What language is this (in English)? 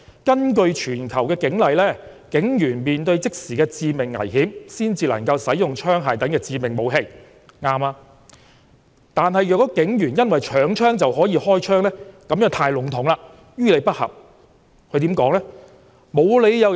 Cantonese